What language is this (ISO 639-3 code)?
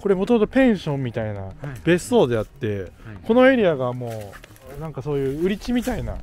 jpn